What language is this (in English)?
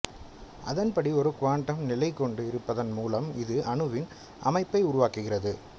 Tamil